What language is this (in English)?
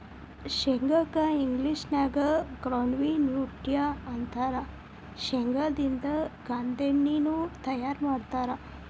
Kannada